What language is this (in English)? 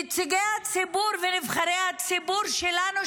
Hebrew